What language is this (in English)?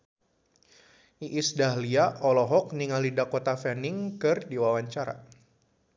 Sundanese